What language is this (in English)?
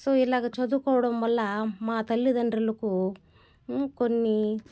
Telugu